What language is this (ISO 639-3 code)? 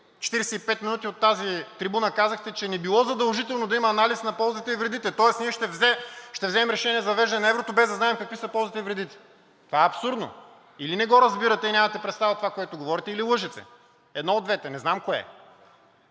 bul